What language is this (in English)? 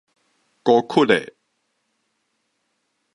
Min Nan Chinese